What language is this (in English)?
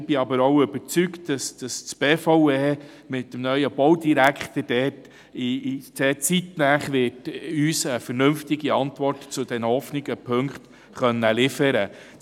Swiss German